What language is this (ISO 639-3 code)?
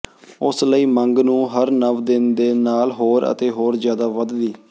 pan